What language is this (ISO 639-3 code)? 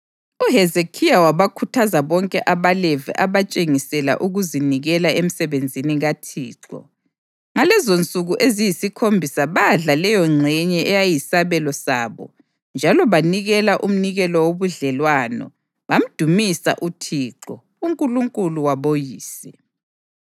nde